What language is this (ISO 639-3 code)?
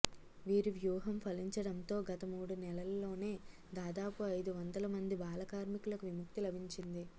tel